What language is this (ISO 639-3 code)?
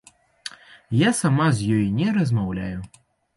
bel